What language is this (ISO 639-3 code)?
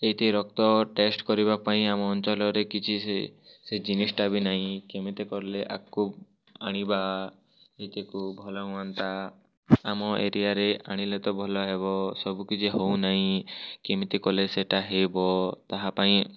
ori